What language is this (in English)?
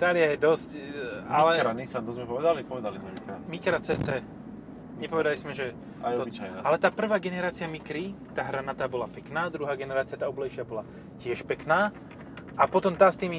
Slovak